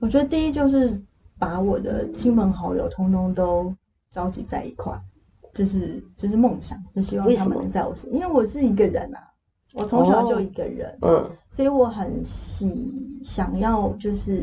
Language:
Chinese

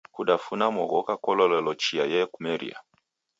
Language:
Taita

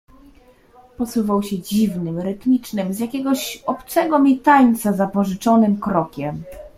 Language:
Polish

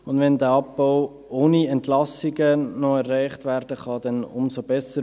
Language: Swiss German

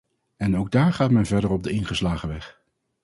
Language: Dutch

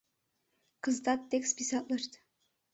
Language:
Mari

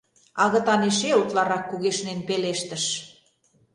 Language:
Mari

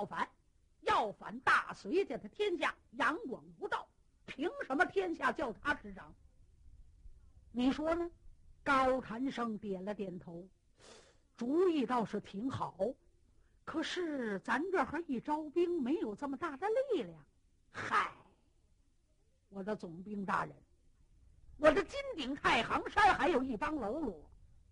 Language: Chinese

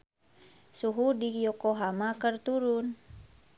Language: Sundanese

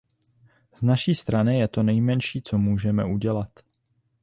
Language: Czech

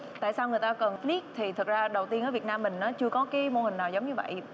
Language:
Vietnamese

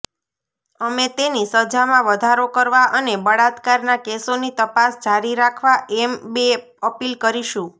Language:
Gujarati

